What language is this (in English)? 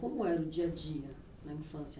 Portuguese